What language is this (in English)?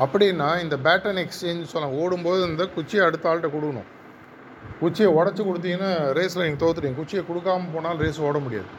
Tamil